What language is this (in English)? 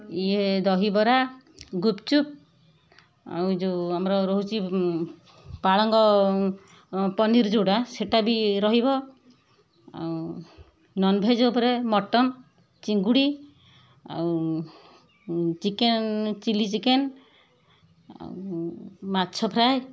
Odia